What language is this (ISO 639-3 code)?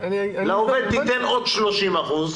heb